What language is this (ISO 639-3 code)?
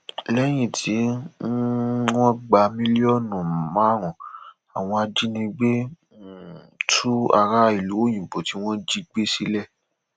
yor